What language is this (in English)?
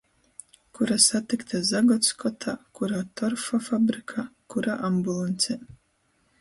Latgalian